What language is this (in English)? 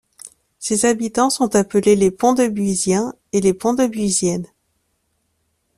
French